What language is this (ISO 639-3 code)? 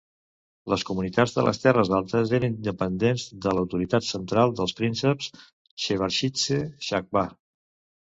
cat